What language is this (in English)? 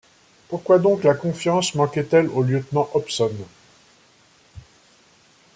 French